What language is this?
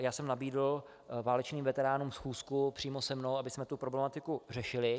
Czech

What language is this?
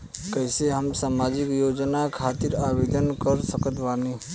Bhojpuri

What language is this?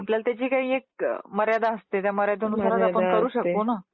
Marathi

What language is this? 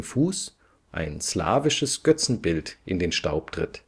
German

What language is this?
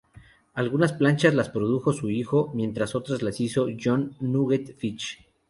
Spanish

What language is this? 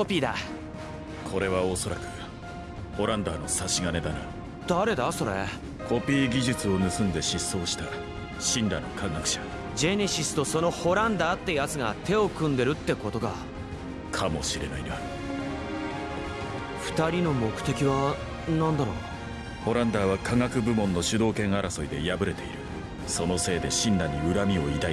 Japanese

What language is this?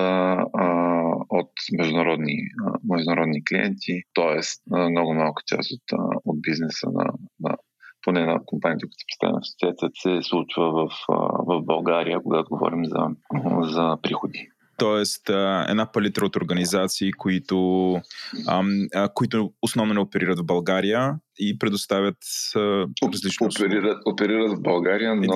Bulgarian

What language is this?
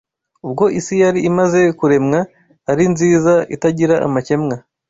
Kinyarwanda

